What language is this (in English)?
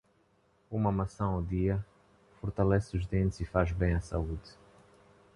Portuguese